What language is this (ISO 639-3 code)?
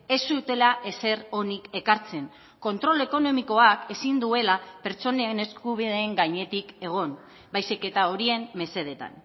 eus